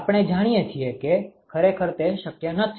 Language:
Gujarati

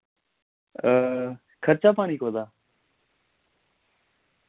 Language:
Dogri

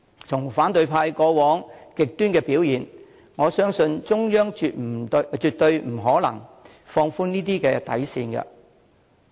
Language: Cantonese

